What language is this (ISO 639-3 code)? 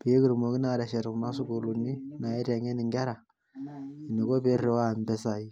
mas